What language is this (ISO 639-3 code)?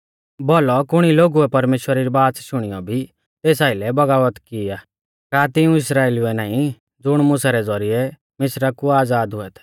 bfz